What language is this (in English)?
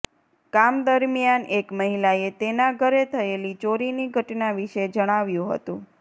Gujarati